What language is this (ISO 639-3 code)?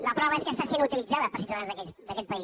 cat